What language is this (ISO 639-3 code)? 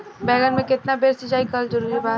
bho